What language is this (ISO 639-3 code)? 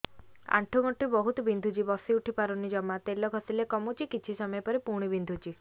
ori